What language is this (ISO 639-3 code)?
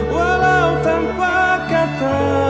ind